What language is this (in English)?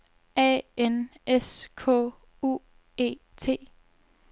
Danish